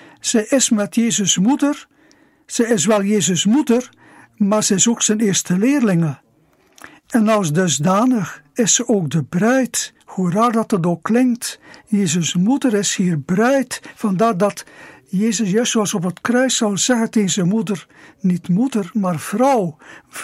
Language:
Dutch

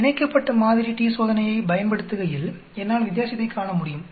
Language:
Tamil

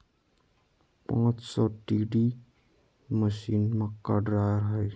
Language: Magahi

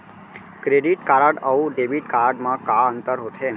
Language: Chhattisgarhi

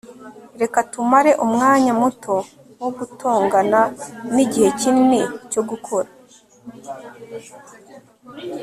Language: Kinyarwanda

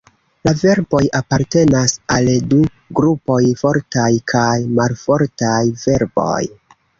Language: Esperanto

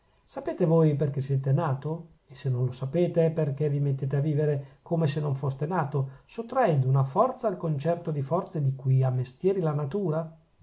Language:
Italian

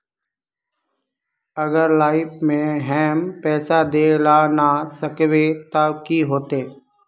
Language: Magahi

